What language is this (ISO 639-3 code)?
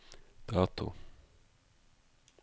nor